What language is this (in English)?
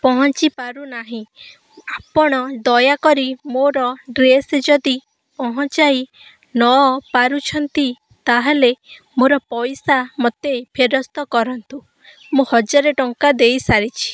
Odia